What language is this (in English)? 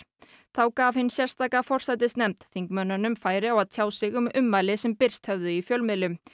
Icelandic